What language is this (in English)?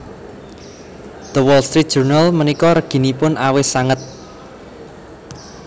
Javanese